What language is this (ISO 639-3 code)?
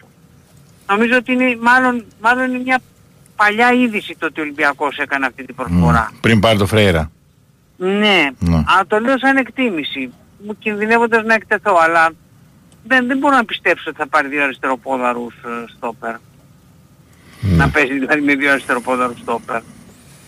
ell